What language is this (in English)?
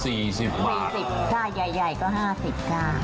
Thai